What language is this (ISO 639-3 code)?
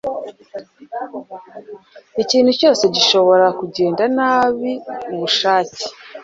kin